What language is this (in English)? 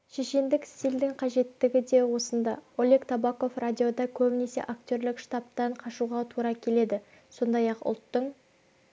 Kazakh